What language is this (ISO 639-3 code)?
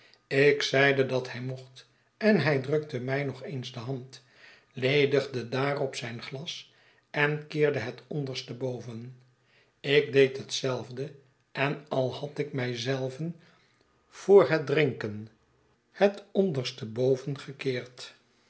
nld